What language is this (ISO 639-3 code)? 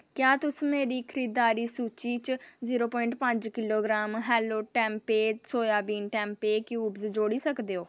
doi